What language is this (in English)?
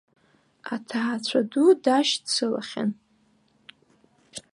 Abkhazian